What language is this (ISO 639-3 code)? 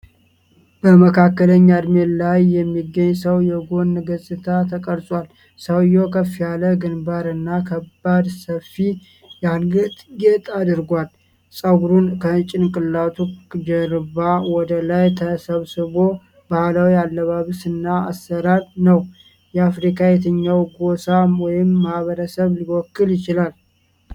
amh